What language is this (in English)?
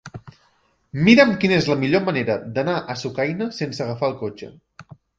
Catalan